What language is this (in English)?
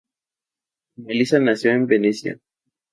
Spanish